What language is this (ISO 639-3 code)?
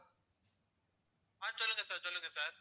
tam